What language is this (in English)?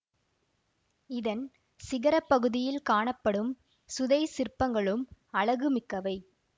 Tamil